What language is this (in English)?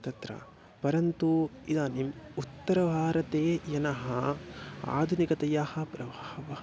Sanskrit